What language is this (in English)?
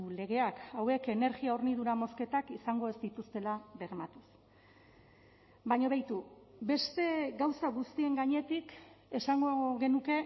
Basque